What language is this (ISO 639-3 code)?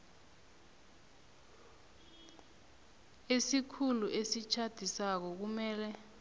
nbl